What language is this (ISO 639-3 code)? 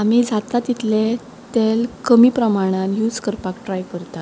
kok